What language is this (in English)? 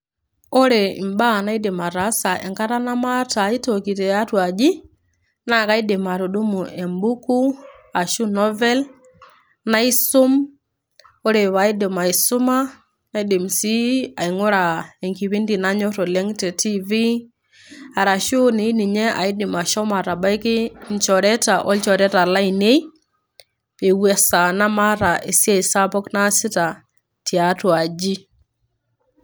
Masai